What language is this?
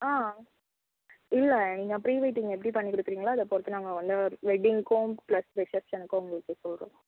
Tamil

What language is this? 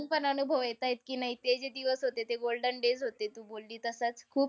Marathi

